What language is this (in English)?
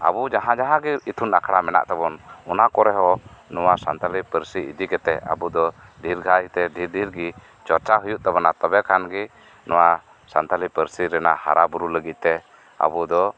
Santali